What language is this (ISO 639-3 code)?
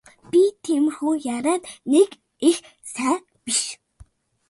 mon